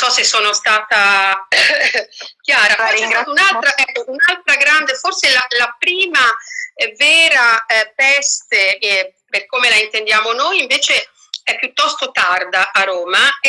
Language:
Italian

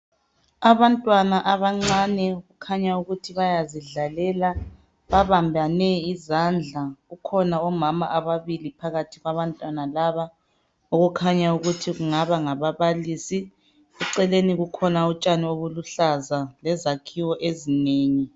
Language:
North Ndebele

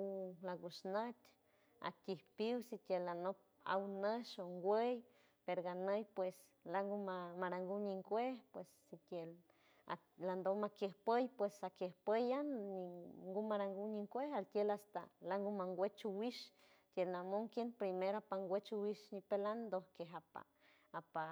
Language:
San Francisco Del Mar Huave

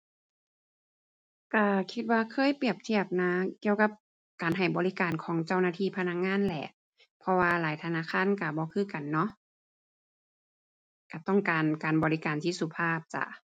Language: Thai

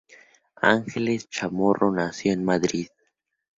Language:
Spanish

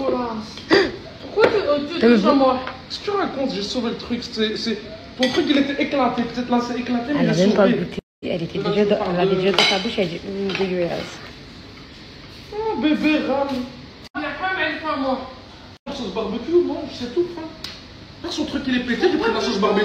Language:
French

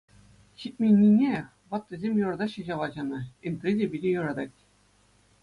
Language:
Chuvash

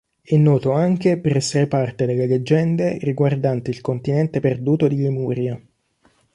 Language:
Italian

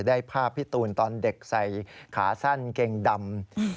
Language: Thai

